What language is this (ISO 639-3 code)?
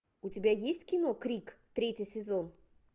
rus